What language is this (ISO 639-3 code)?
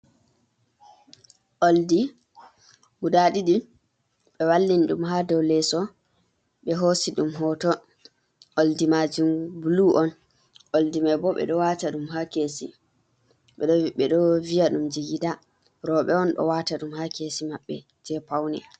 ful